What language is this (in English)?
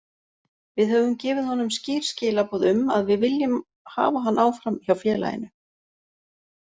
Icelandic